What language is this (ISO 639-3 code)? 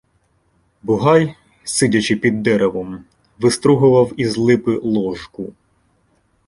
ukr